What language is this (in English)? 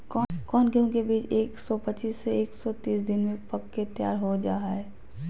Magahi